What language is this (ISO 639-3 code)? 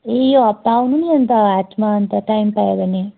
nep